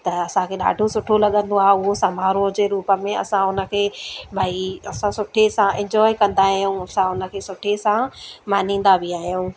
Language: Sindhi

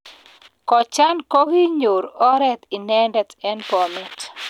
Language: Kalenjin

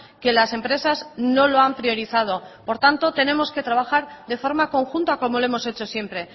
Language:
Spanish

